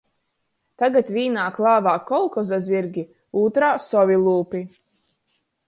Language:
Latgalian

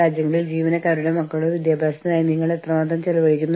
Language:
Malayalam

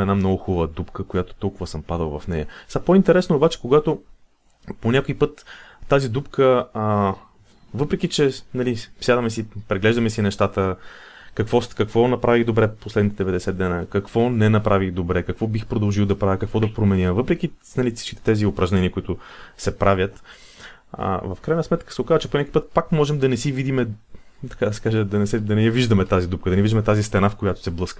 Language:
Bulgarian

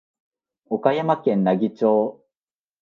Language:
Japanese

